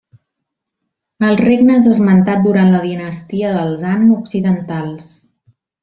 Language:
Catalan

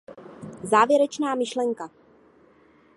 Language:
Czech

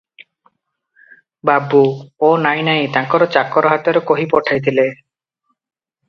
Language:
Odia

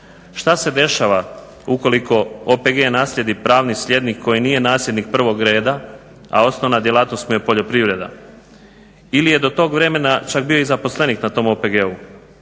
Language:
Croatian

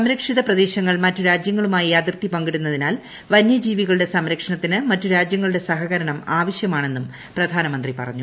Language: Malayalam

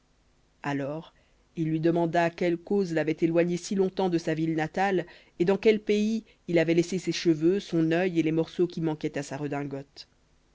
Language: French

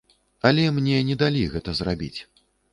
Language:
Belarusian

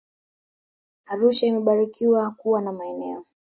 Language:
Swahili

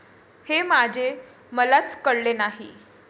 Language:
Marathi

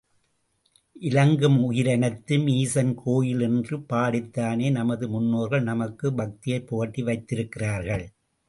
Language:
Tamil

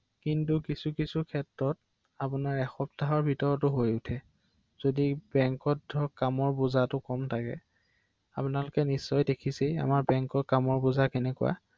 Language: Assamese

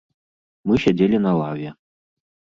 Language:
Belarusian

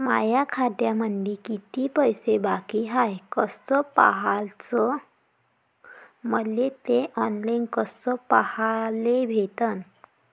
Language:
Marathi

